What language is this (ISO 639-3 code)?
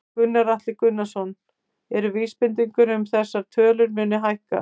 isl